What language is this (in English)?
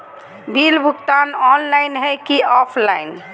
Magahi